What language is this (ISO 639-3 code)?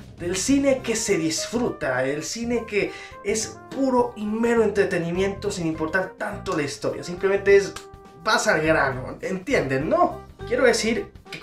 spa